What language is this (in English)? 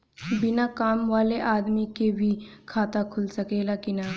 Bhojpuri